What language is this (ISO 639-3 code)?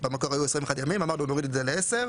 heb